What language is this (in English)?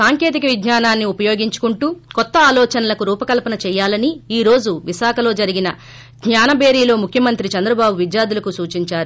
Telugu